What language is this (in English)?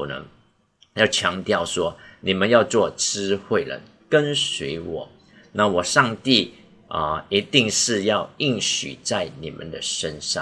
Chinese